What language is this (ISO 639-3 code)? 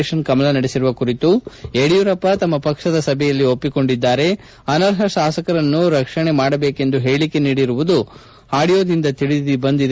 kan